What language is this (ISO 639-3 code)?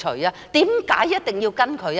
yue